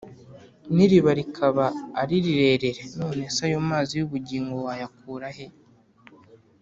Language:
Kinyarwanda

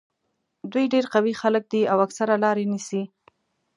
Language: Pashto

